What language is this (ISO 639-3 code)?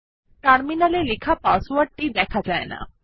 ben